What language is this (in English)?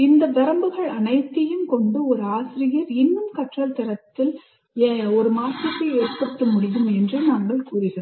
Tamil